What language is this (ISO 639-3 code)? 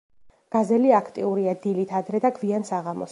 kat